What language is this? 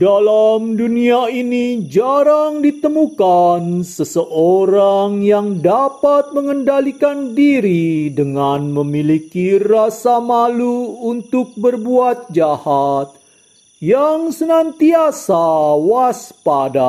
Indonesian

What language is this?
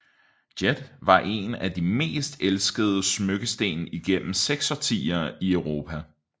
Danish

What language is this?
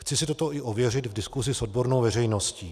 Czech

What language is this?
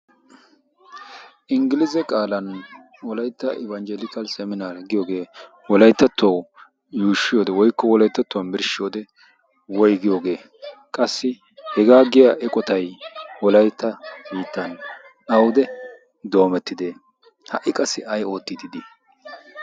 Wolaytta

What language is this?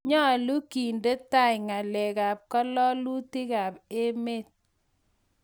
Kalenjin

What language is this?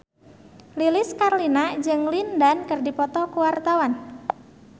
Sundanese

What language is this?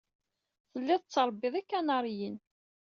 Kabyle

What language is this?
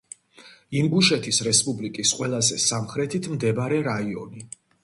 Georgian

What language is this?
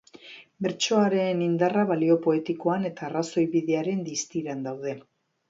Basque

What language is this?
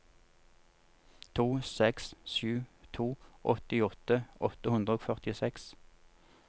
Norwegian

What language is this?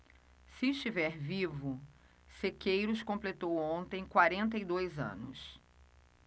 Portuguese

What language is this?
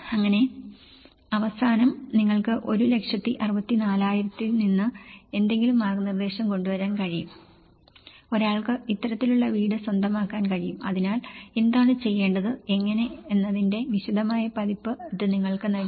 Malayalam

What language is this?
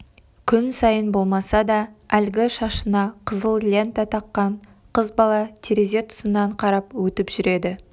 Kazakh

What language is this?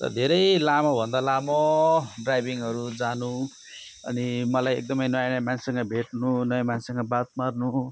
Nepali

